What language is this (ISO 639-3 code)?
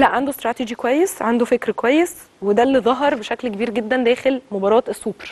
ara